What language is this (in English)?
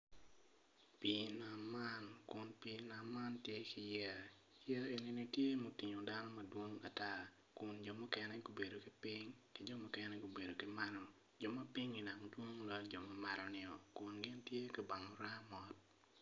Acoli